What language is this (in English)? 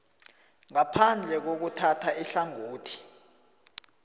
South Ndebele